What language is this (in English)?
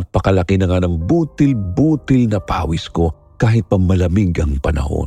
Filipino